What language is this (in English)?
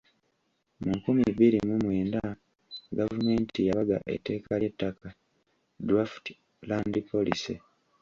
Ganda